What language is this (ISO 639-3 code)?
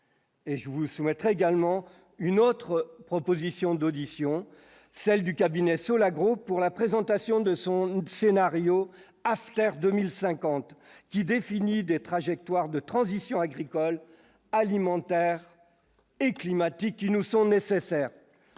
fra